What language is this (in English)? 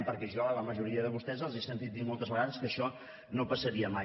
Catalan